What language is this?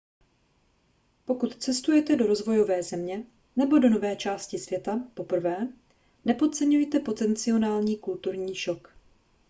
Czech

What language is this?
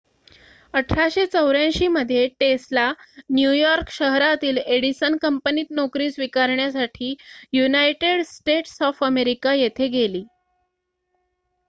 Marathi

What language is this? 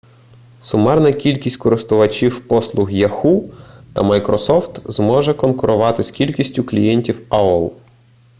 Ukrainian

